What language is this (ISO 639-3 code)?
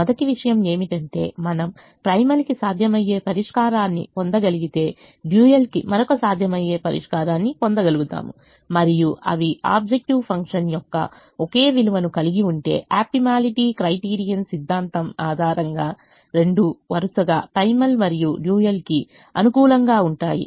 tel